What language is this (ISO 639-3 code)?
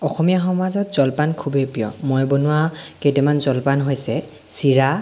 asm